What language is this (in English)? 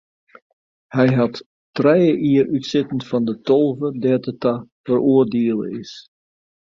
Western Frisian